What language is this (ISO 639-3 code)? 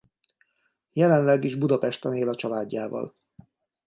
hun